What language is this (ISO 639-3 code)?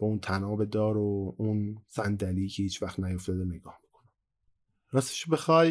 fas